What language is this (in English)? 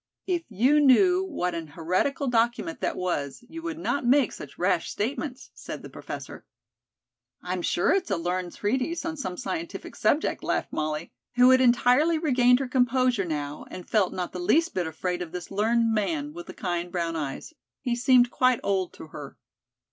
English